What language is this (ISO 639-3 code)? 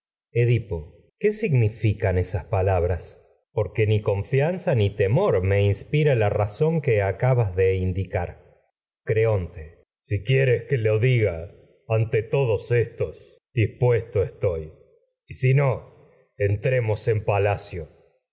spa